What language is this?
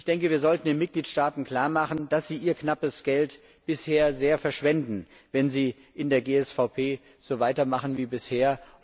German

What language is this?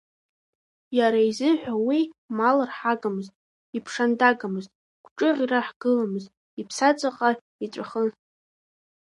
Abkhazian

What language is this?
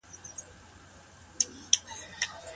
Pashto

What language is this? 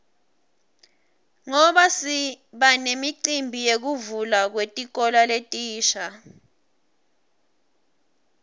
Swati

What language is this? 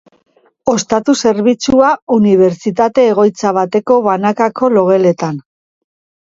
Basque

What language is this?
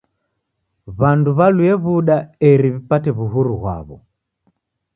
Taita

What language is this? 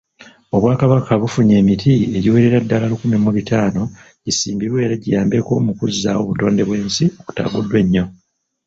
Ganda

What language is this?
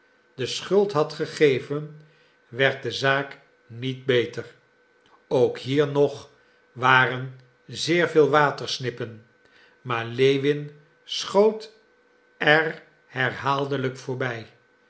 Dutch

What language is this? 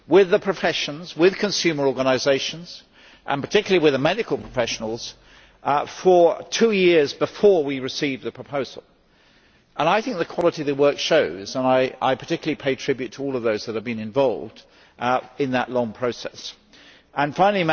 English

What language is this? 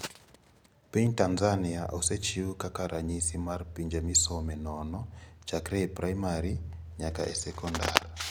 Luo (Kenya and Tanzania)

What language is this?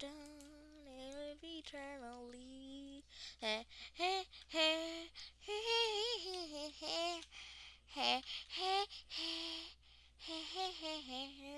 English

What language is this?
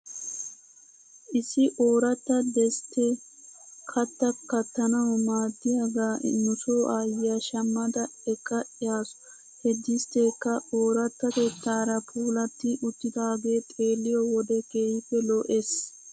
Wolaytta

